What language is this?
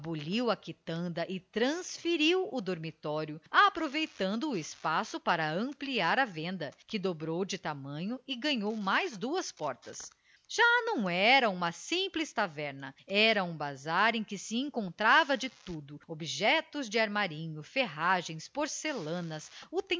Portuguese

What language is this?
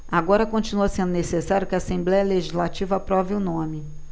Portuguese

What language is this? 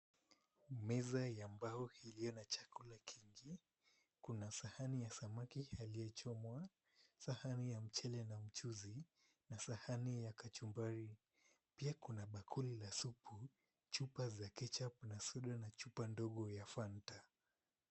Swahili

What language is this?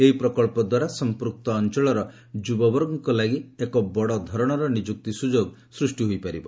Odia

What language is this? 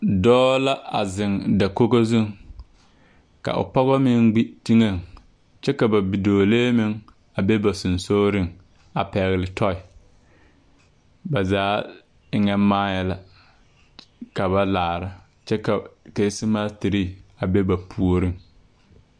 Southern Dagaare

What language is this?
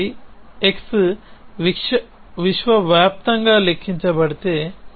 Telugu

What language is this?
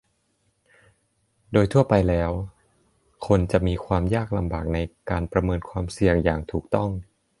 Thai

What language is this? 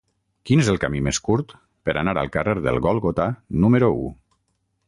Catalan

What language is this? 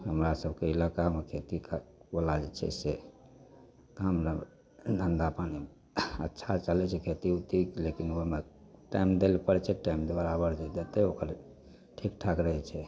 Maithili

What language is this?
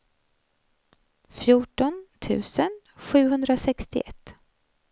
Swedish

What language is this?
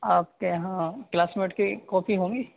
Urdu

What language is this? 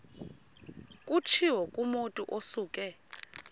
Xhosa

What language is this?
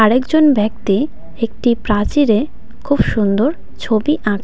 Bangla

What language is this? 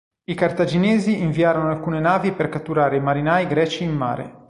Italian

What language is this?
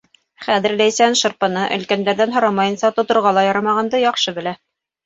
Bashkir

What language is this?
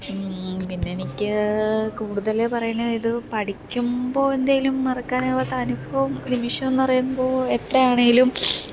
Malayalam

